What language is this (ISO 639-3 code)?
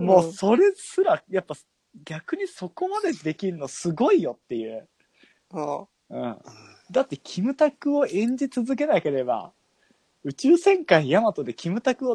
jpn